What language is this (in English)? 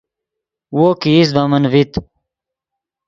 Yidgha